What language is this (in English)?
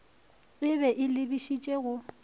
Northern Sotho